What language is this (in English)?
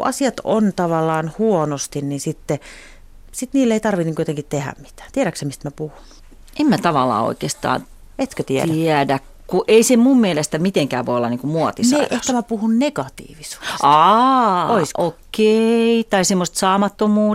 Finnish